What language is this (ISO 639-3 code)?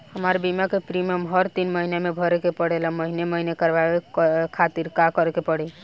bho